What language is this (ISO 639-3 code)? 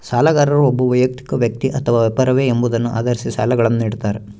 kan